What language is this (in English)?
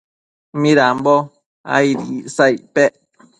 Matsés